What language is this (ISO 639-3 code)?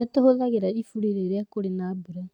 kik